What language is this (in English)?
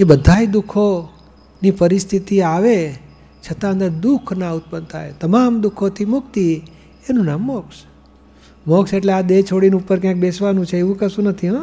Gujarati